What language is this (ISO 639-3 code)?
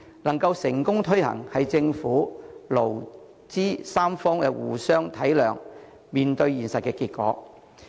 yue